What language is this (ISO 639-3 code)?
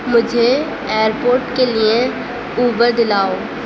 urd